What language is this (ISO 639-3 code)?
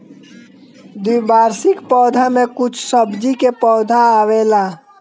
bho